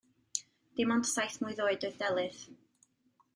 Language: Welsh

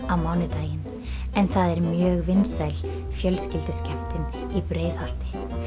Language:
Icelandic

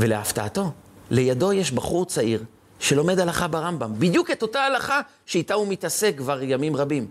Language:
Hebrew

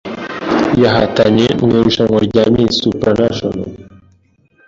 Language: Kinyarwanda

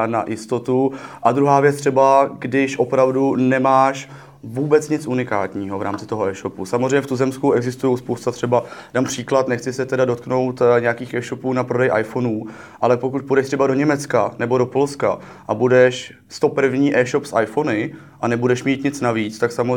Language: Czech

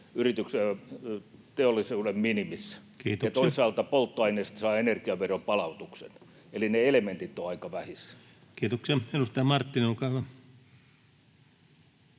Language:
Finnish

